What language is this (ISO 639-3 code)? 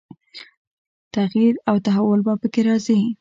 pus